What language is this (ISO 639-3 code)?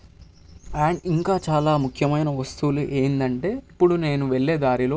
tel